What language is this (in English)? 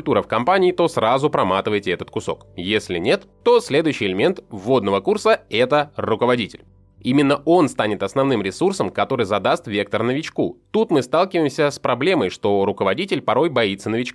Russian